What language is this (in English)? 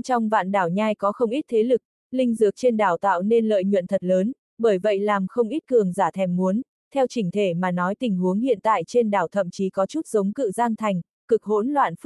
Vietnamese